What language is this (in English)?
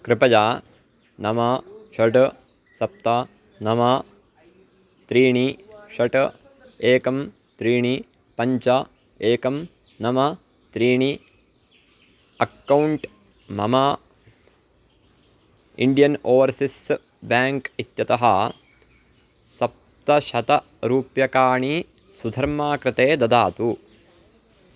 Sanskrit